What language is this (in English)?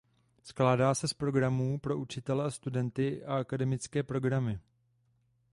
Czech